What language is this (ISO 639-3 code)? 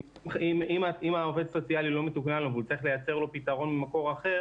heb